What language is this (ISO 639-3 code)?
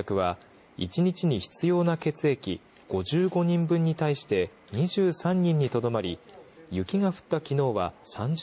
jpn